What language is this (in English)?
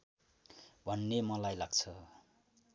Nepali